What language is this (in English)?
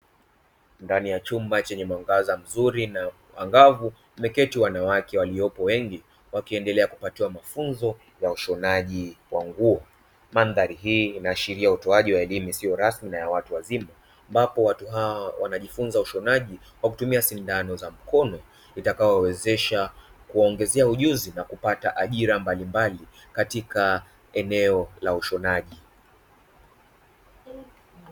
Swahili